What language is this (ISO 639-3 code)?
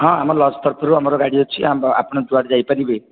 ori